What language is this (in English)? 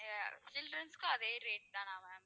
Tamil